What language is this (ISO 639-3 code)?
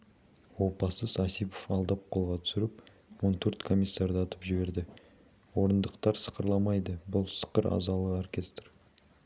kaz